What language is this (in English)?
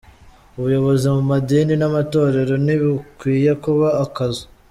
Kinyarwanda